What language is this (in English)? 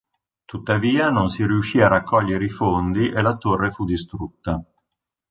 Italian